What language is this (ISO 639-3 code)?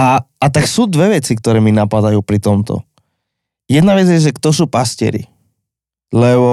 slk